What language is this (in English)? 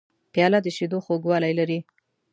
Pashto